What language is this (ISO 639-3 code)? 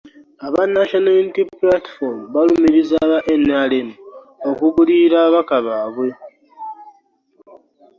lug